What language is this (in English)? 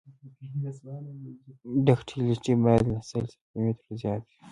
Pashto